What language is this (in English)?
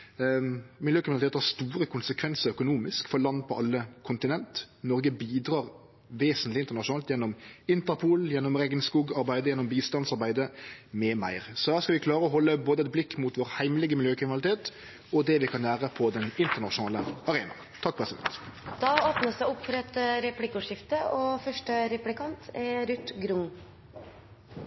Norwegian